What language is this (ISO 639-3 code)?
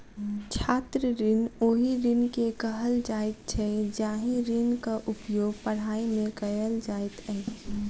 mai